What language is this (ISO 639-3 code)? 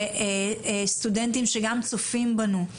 heb